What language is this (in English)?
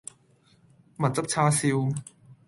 Cantonese